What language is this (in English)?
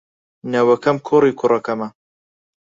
Central Kurdish